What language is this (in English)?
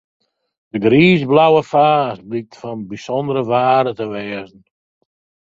Western Frisian